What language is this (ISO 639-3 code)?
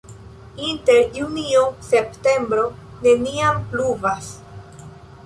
epo